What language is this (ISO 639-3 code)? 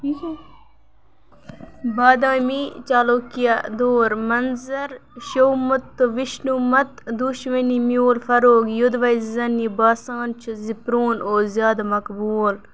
kas